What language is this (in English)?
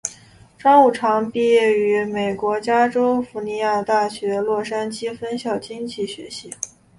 Chinese